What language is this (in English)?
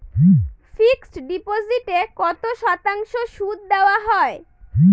Bangla